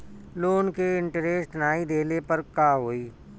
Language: Bhojpuri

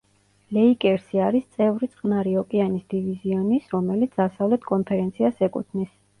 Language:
Georgian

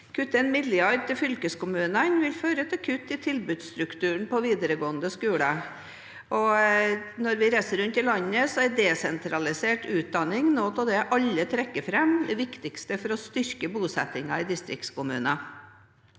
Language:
Norwegian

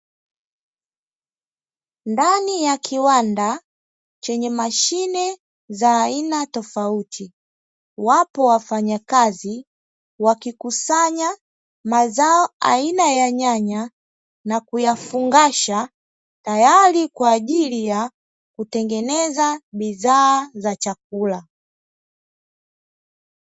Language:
Swahili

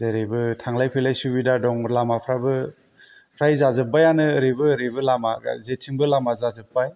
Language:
Bodo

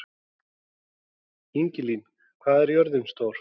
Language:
Icelandic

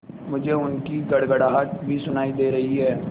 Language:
Hindi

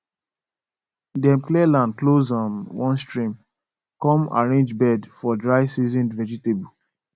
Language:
Nigerian Pidgin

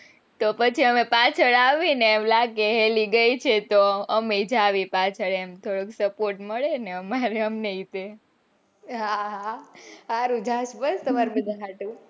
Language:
Gujarati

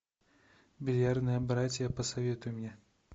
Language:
Russian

